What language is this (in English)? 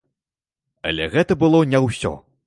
Belarusian